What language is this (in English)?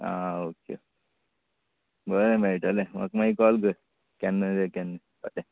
Konkani